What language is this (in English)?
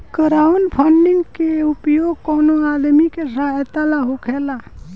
Bhojpuri